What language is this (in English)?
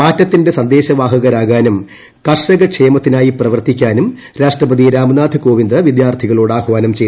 Malayalam